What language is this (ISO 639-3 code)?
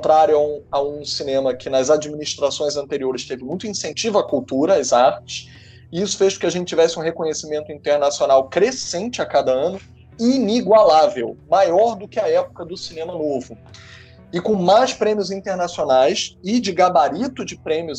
por